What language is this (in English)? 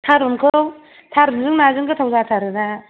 Bodo